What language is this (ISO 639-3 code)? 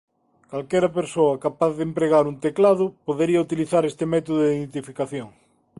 glg